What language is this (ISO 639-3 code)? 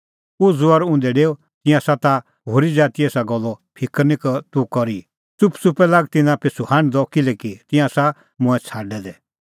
kfx